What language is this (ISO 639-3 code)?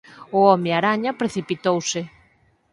glg